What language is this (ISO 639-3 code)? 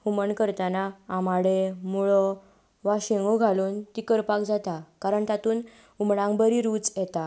kok